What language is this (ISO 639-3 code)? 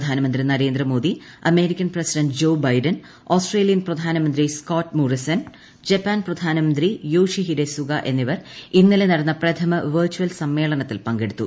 mal